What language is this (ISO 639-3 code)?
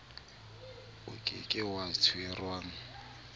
sot